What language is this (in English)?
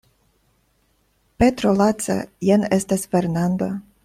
Esperanto